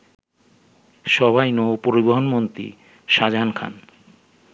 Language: Bangla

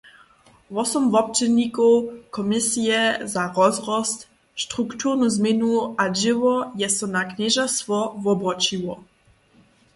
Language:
Upper Sorbian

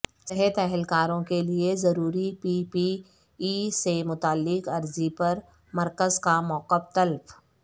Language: Urdu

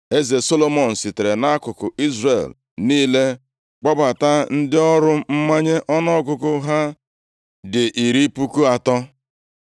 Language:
Igbo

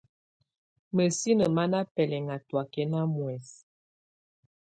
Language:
Tunen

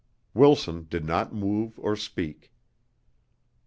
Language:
English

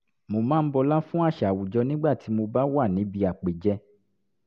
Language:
Yoruba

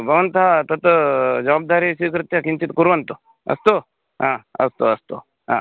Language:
Sanskrit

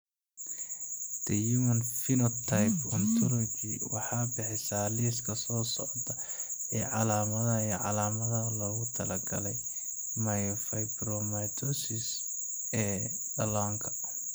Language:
Somali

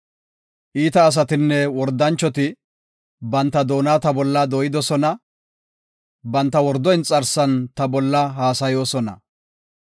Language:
Gofa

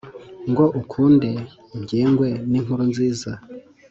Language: Kinyarwanda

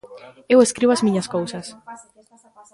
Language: Galician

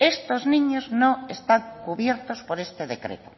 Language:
Spanish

